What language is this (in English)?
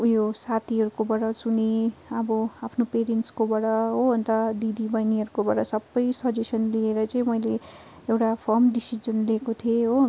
Nepali